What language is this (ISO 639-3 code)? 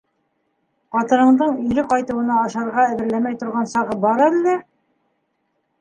bak